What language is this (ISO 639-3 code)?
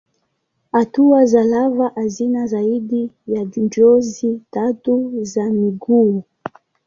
swa